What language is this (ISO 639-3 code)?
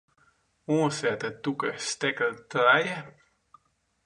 fry